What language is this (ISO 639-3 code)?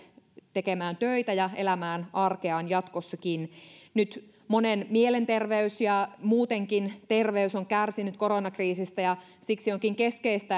fin